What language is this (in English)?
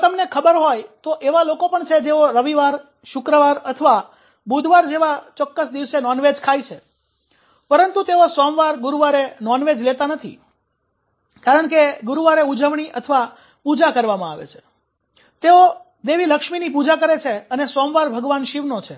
Gujarati